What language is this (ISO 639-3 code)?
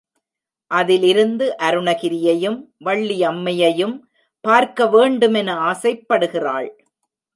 tam